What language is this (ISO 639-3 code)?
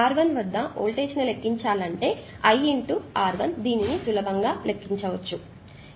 tel